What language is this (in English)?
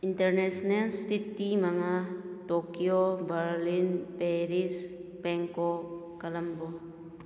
Manipuri